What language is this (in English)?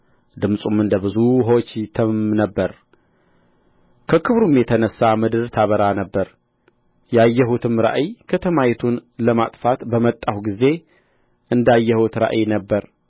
Amharic